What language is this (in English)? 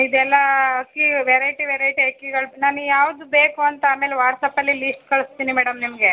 Kannada